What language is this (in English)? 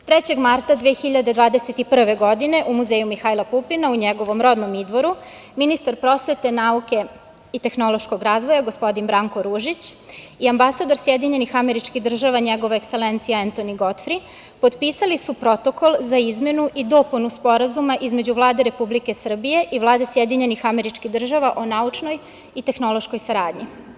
Serbian